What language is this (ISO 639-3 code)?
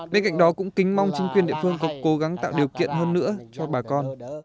vie